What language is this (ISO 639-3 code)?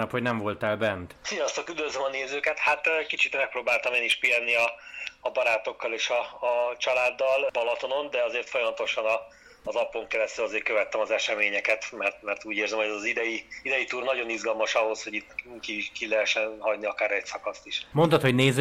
hun